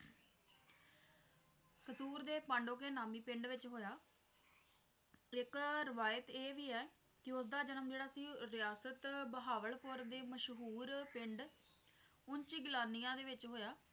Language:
Punjabi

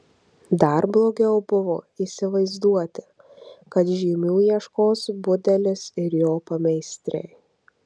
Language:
Lithuanian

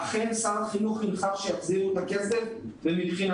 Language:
Hebrew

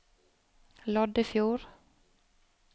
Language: Norwegian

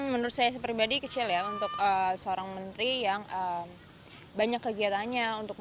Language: Indonesian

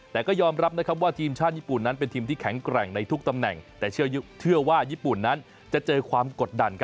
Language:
Thai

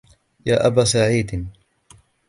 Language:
Arabic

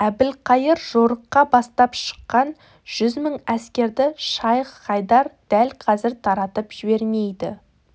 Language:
Kazakh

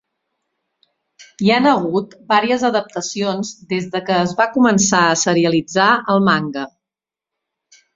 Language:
Catalan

